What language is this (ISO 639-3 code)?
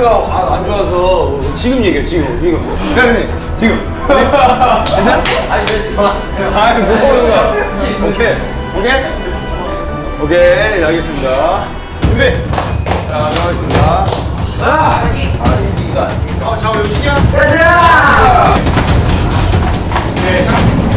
kor